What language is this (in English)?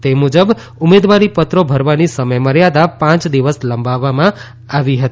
Gujarati